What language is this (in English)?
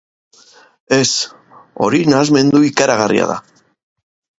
Basque